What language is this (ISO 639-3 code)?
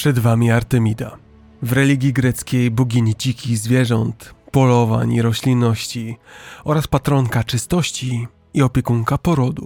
pol